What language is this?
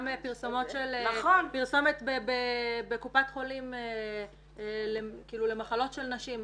Hebrew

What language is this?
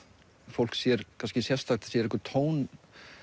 Icelandic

